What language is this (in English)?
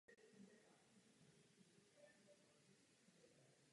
Czech